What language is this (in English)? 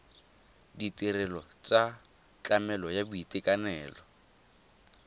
Tswana